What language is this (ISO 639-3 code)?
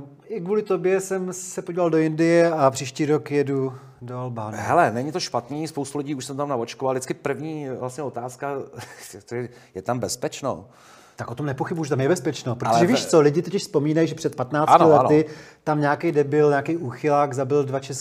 ces